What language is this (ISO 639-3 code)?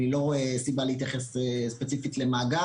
heb